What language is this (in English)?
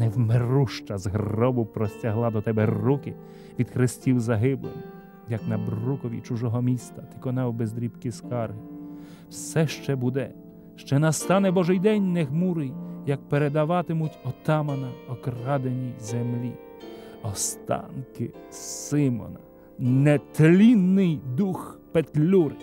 Ukrainian